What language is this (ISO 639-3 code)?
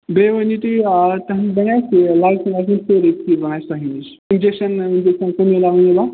kas